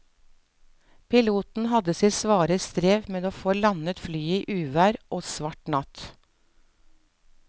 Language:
Norwegian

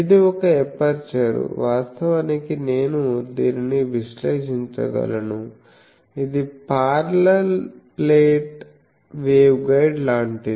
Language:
Telugu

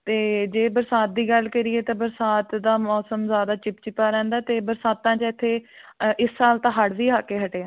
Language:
Punjabi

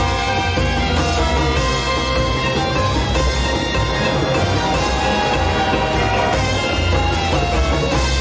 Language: Indonesian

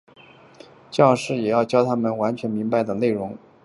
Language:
Chinese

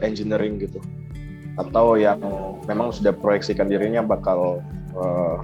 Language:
Indonesian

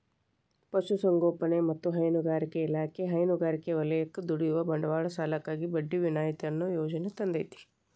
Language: Kannada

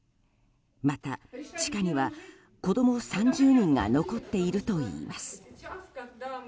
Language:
Japanese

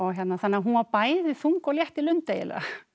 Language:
Icelandic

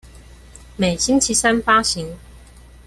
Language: Chinese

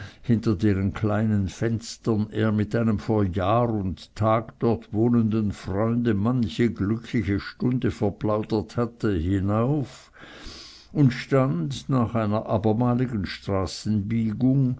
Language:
German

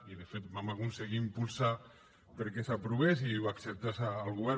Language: Catalan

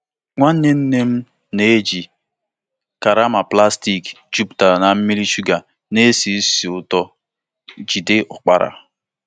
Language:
Igbo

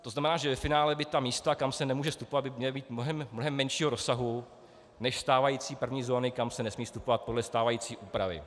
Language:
Czech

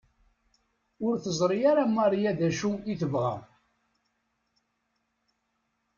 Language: Kabyle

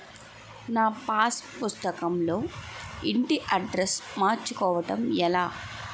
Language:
Telugu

